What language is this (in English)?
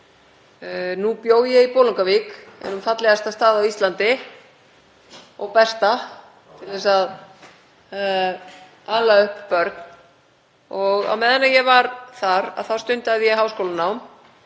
Icelandic